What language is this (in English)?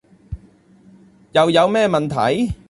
Cantonese